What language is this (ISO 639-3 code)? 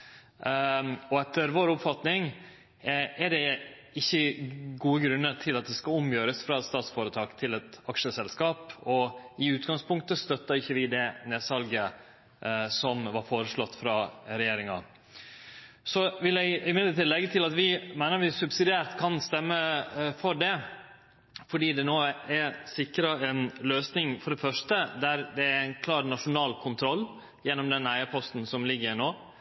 nno